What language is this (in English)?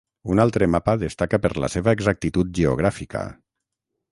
Catalan